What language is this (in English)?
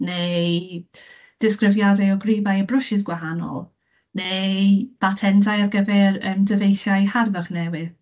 Welsh